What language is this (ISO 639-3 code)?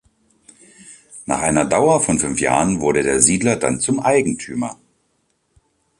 deu